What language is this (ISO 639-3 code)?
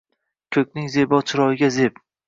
uzb